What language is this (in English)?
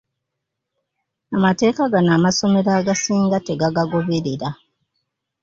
Ganda